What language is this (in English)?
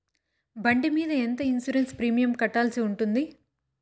Telugu